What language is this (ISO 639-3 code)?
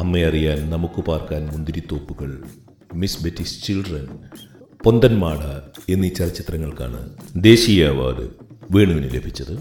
mal